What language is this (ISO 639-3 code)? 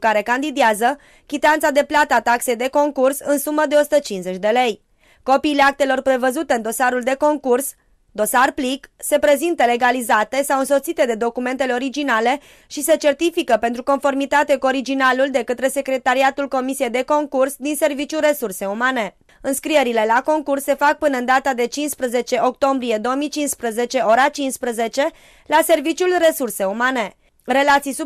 ron